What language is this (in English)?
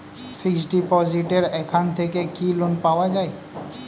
Bangla